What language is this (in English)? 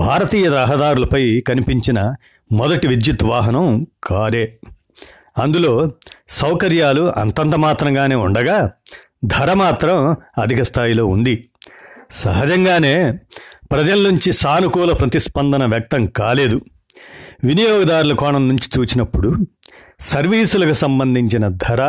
Telugu